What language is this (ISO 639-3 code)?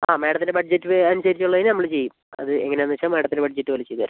mal